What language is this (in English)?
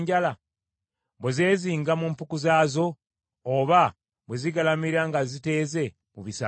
Ganda